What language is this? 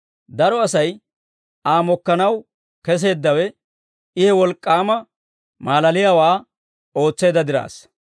Dawro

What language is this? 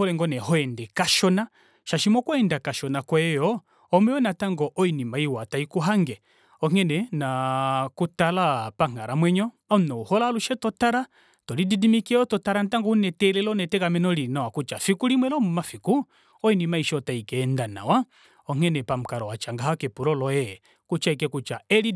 Kuanyama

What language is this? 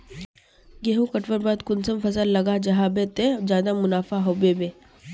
Magahi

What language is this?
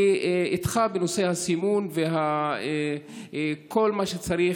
Hebrew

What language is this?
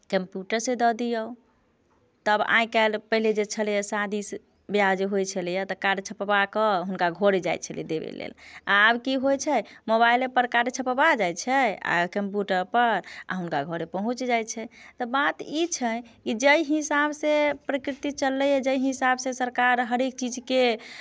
Maithili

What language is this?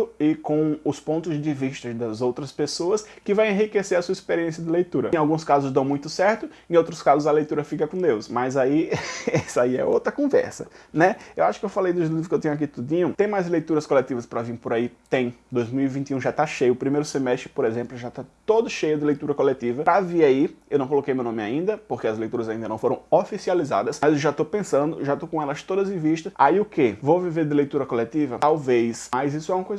Portuguese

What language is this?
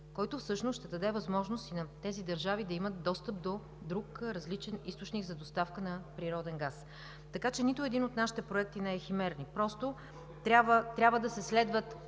Bulgarian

